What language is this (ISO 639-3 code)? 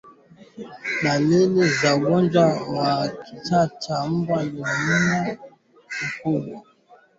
swa